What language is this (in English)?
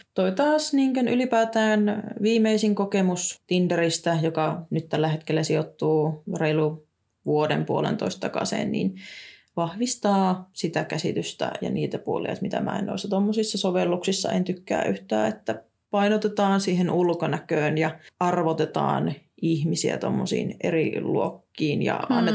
Finnish